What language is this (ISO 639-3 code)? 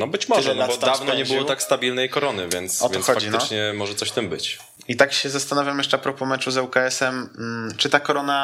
pol